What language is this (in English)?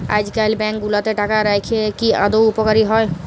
Bangla